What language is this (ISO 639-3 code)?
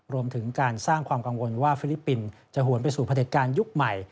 tha